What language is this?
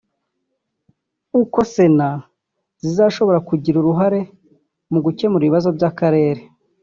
Kinyarwanda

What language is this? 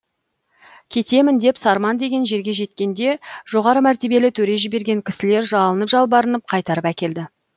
Kazakh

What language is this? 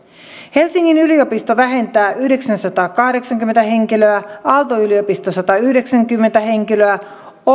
Finnish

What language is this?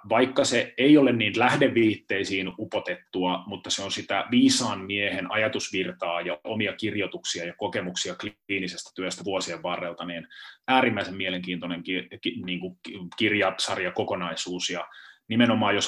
Finnish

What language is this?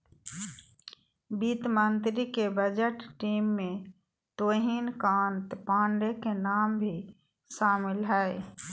Magahi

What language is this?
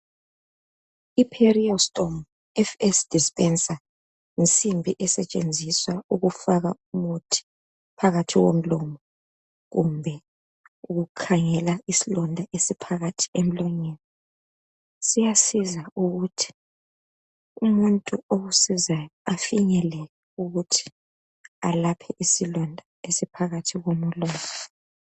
North Ndebele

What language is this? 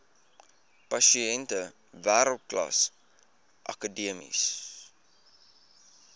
Afrikaans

